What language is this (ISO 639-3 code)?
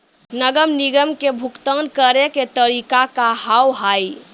mai